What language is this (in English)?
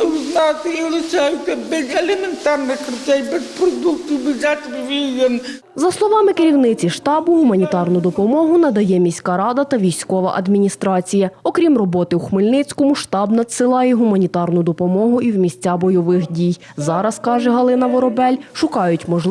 Ukrainian